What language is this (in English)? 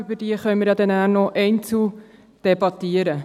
Swiss German